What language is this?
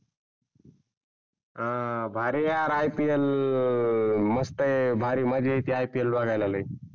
Marathi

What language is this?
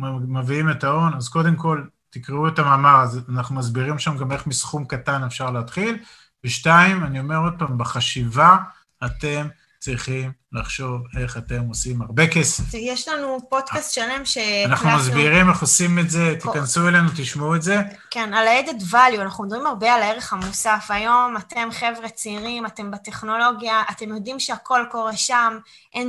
Hebrew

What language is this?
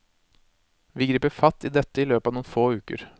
Norwegian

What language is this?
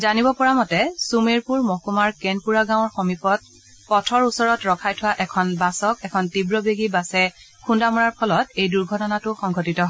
Assamese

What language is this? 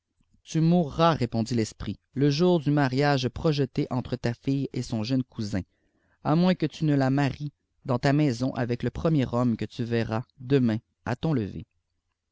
French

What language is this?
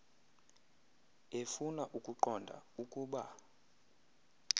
Xhosa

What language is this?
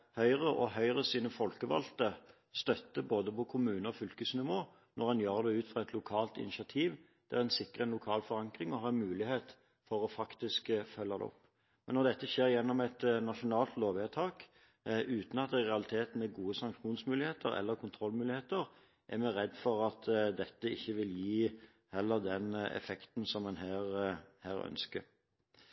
Norwegian Bokmål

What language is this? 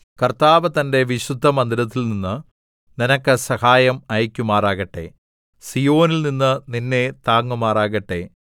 Malayalam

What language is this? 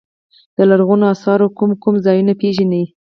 Pashto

